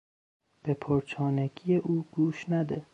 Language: Persian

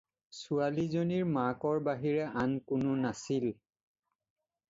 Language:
Assamese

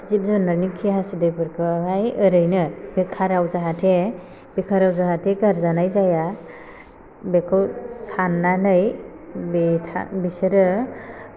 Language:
Bodo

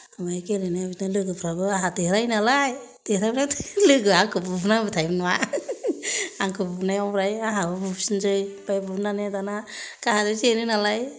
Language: Bodo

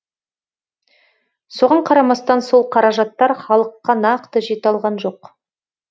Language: Kazakh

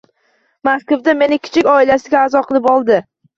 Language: Uzbek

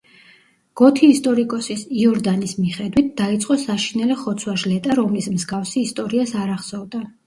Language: Georgian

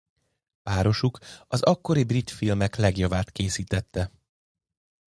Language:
Hungarian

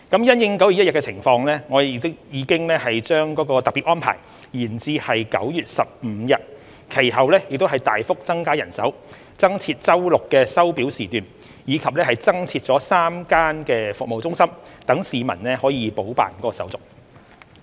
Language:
Cantonese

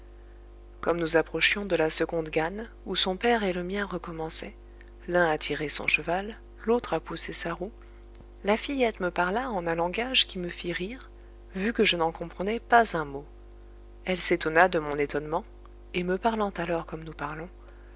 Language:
French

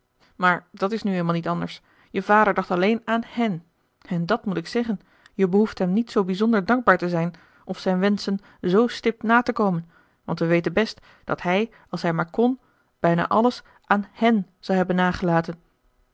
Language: Dutch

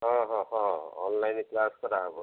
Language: Odia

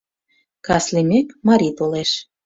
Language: Mari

